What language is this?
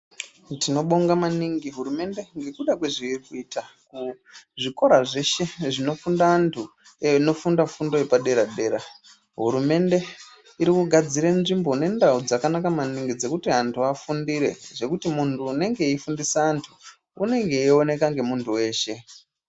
Ndau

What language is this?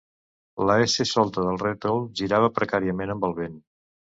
Catalan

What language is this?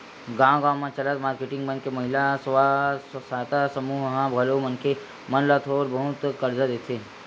Chhattisgarhi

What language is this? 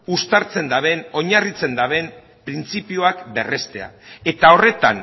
Basque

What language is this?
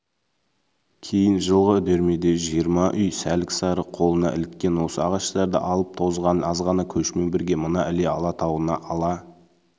Kazakh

